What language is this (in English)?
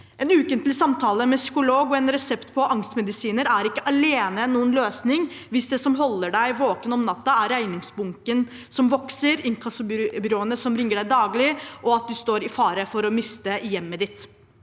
Norwegian